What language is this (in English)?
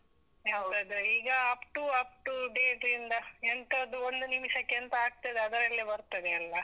Kannada